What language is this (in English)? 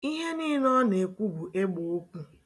Igbo